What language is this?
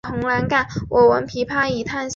Chinese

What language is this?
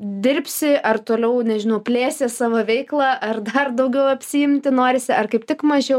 Lithuanian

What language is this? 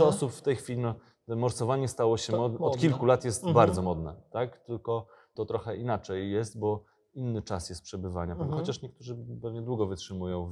Polish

